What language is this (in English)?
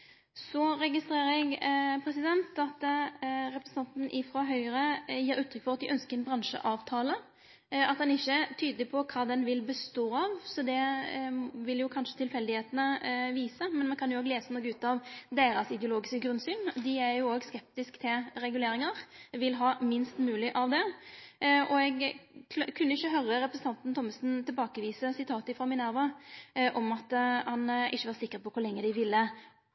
Norwegian Nynorsk